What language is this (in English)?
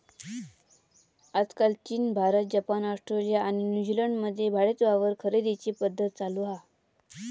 Marathi